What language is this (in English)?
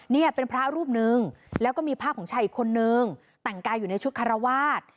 Thai